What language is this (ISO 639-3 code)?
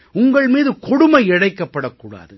tam